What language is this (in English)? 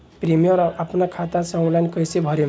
Bhojpuri